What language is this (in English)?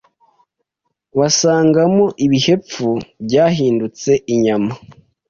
Kinyarwanda